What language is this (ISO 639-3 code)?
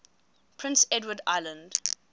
eng